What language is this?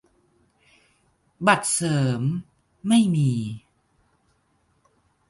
Thai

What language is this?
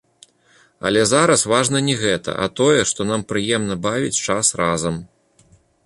Belarusian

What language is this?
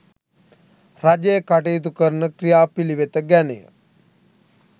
Sinhala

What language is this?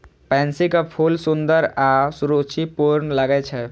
Maithili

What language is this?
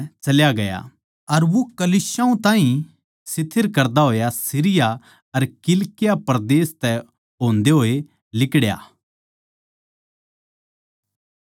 Haryanvi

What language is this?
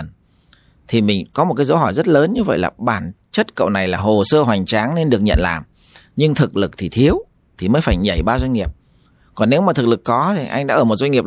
Vietnamese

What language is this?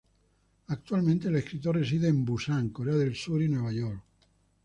Spanish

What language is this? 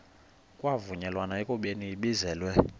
Xhosa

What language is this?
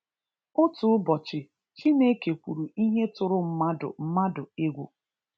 Igbo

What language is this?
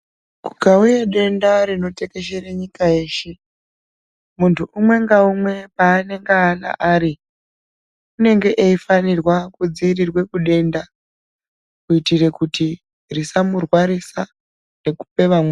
Ndau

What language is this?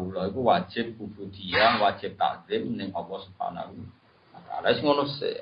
Indonesian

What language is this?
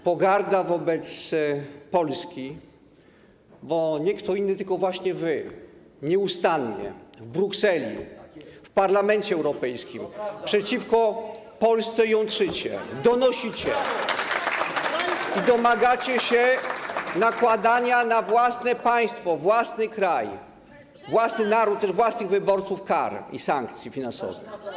Polish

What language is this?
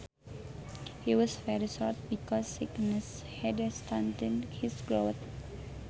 Sundanese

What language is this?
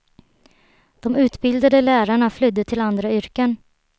Swedish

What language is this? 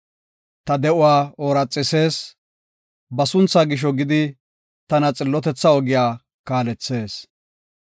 Gofa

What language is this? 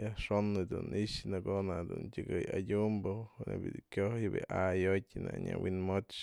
Mazatlán Mixe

